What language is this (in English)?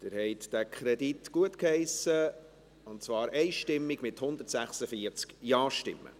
Swiss German